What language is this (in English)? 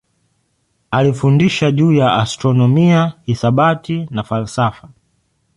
Swahili